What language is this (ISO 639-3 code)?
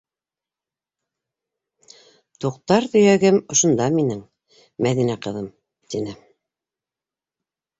bak